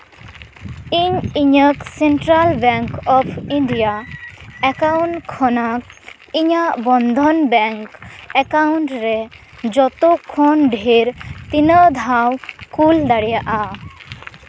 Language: Santali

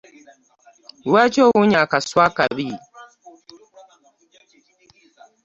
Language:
Ganda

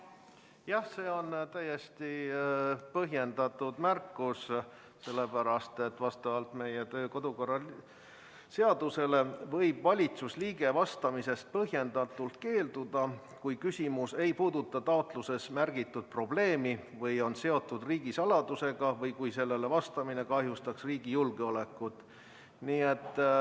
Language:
Estonian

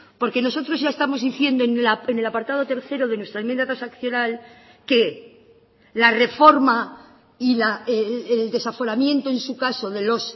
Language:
Spanish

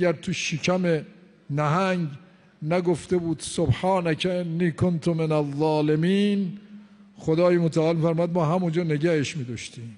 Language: Persian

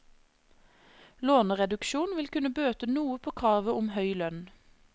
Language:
Norwegian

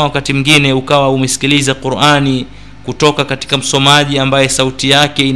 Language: Swahili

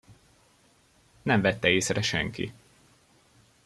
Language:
Hungarian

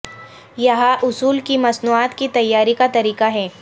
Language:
Urdu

